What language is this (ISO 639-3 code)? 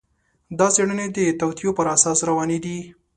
pus